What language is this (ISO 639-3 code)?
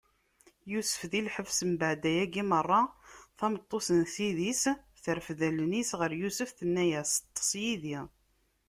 kab